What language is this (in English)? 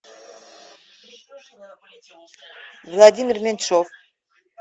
Russian